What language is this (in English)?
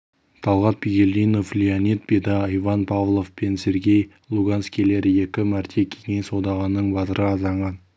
Kazakh